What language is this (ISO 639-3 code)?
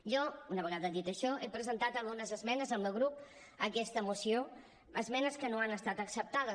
cat